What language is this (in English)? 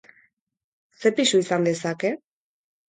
Basque